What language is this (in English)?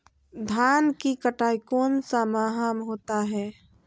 Magahi